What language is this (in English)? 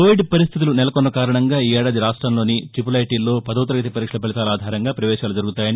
Telugu